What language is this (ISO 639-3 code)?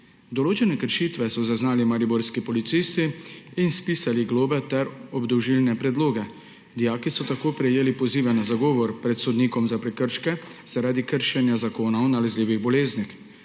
slv